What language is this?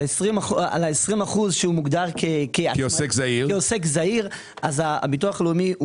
Hebrew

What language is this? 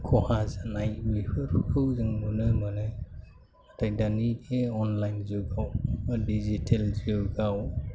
Bodo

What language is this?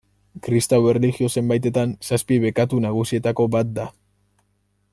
Basque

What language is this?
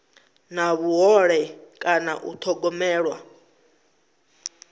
Venda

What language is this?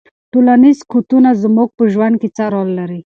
Pashto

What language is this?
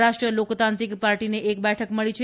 Gujarati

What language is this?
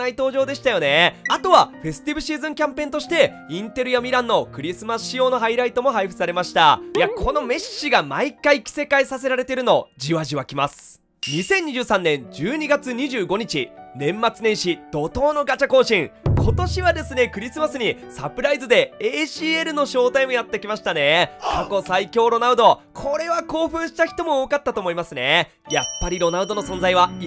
Japanese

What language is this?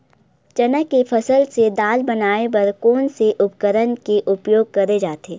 Chhattisgarhi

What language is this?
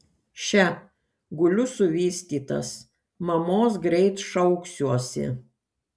Lithuanian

